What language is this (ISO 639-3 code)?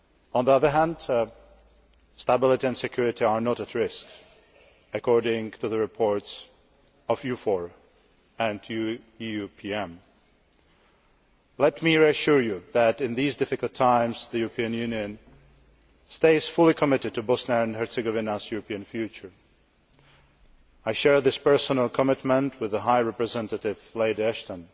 eng